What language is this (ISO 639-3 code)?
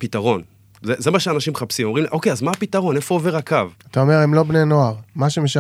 heb